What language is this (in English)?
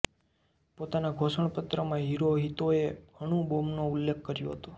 Gujarati